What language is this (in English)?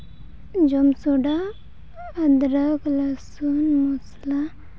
Santali